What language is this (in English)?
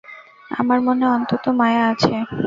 Bangla